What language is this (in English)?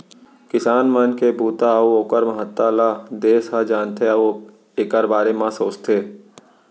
Chhattisgarhi